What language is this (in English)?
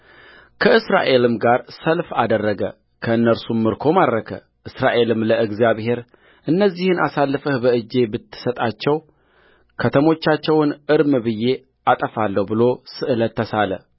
Amharic